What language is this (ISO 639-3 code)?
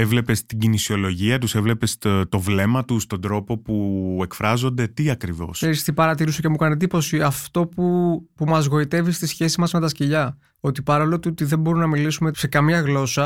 ell